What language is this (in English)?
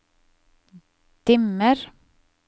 Norwegian